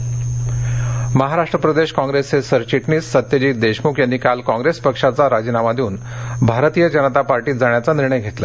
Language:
Marathi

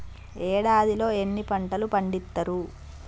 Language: Telugu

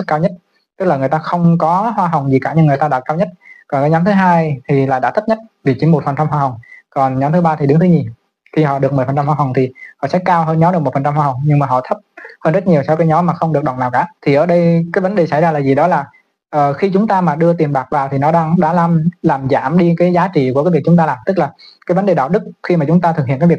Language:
Vietnamese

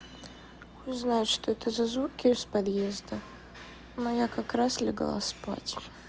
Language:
Russian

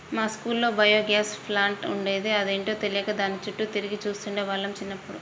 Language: Telugu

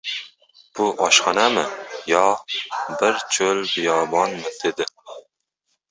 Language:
Uzbek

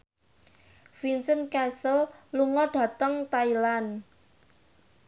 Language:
Javanese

